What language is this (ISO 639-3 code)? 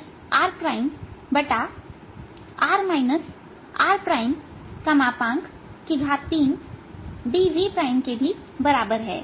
hin